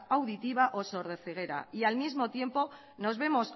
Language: Spanish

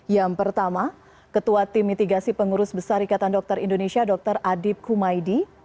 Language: Indonesian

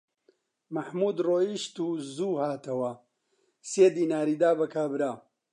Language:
Central Kurdish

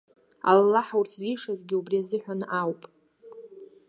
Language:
Abkhazian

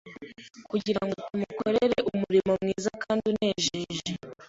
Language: Kinyarwanda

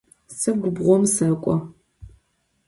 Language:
Adyghe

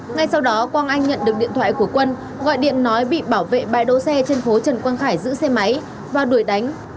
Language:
Vietnamese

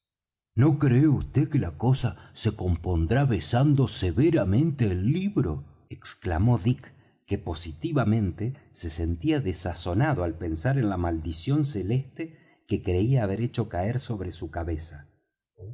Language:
Spanish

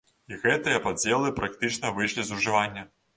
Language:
Belarusian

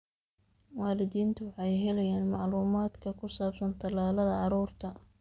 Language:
Somali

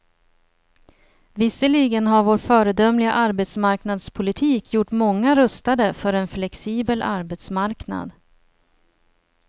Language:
Swedish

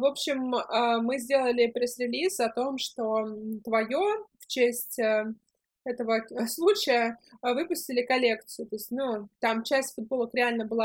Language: Russian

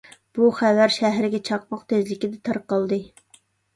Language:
Uyghur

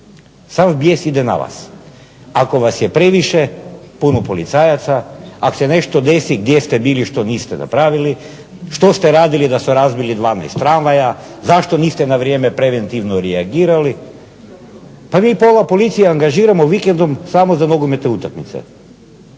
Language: Croatian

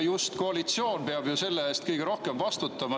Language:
Estonian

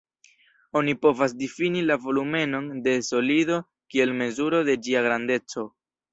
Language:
Esperanto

